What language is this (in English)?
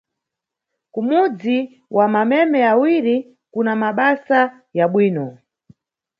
Nyungwe